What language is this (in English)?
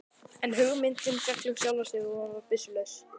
Icelandic